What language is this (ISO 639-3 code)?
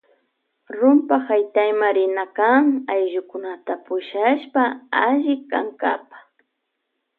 qvj